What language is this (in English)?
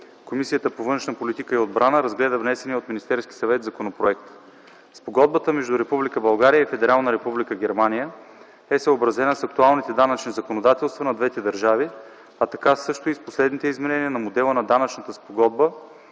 Bulgarian